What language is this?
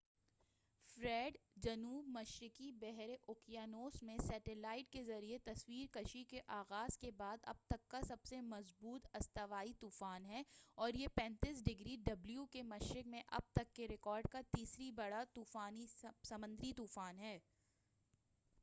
Urdu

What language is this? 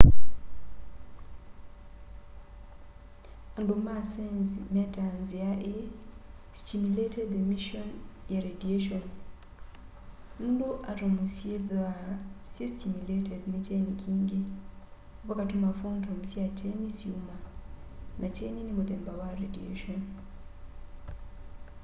Kamba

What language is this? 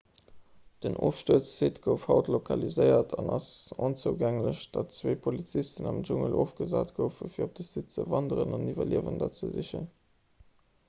Luxembourgish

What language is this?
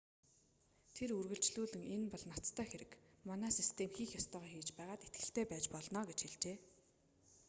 Mongolian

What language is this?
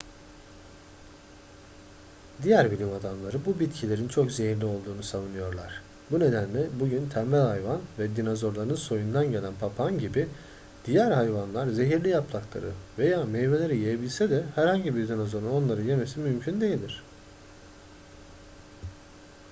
Turkish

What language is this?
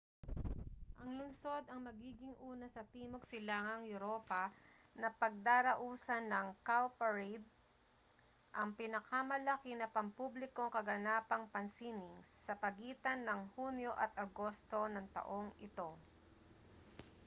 Filipino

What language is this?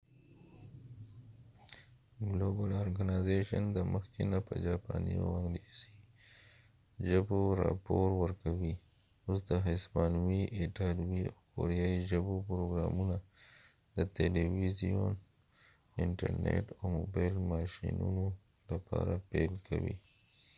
Pashto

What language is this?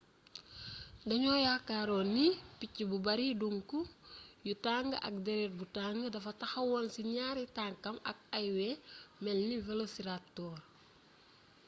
Wolof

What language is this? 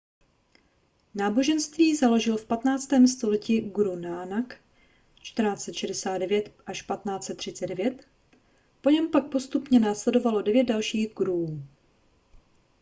Czech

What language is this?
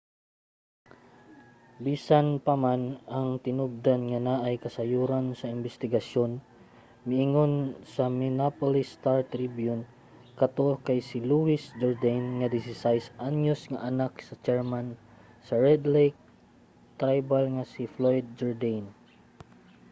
Cebuano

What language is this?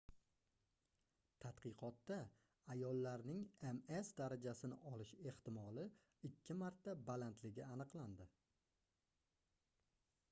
Uzbek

